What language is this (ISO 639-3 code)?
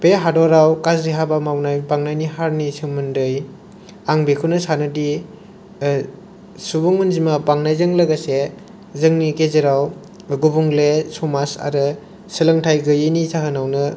brx